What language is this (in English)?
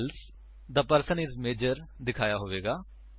Punjabi